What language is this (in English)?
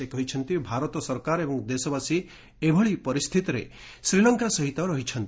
Odia